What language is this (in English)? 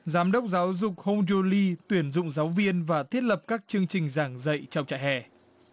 Vietnamese